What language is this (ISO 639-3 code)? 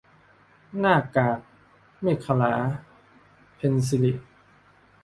tha